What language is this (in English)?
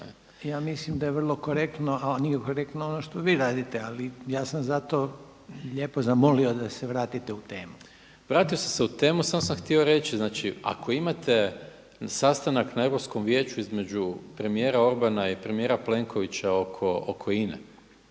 Croatian